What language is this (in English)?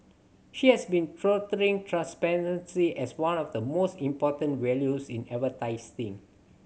English